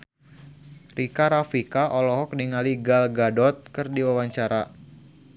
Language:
Sundanese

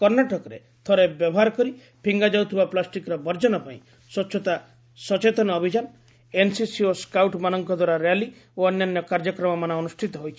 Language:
Odia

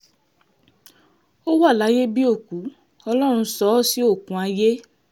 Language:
Yoruba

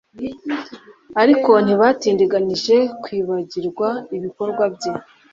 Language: Kinyarwanda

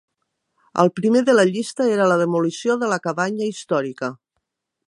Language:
Catalan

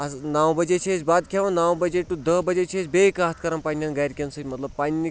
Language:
Kashmiri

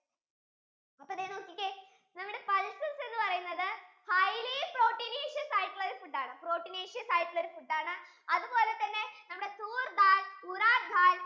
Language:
Malayalam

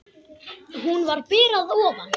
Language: Icelandic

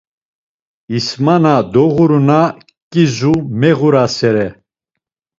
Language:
Laz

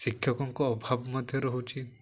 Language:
Odia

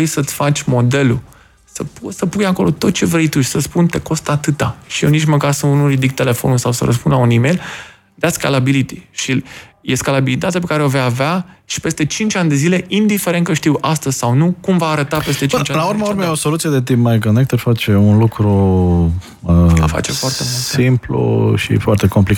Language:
Romanian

